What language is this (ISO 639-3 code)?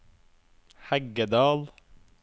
nor